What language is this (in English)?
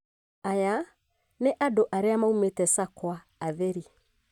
Kikuyu